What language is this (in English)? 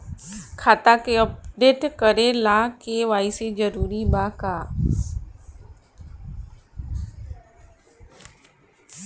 Bhojpuri